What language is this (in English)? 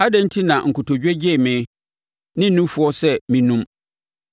Akan